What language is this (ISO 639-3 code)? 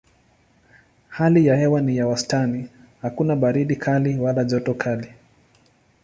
swa